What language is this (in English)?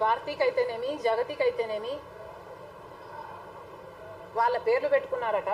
Arabic